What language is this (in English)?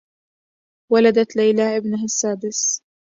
Arabic